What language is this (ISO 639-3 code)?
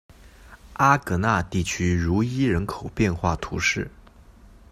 zho